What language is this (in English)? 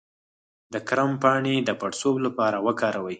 Pashto